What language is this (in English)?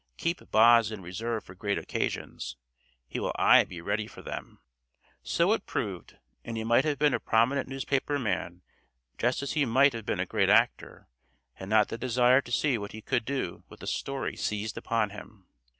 English